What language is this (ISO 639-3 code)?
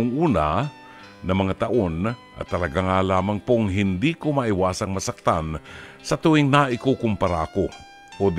fil